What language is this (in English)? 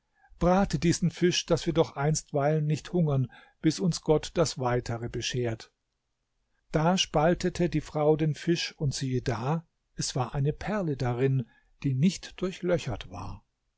German